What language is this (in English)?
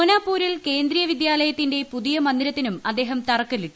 Malayalam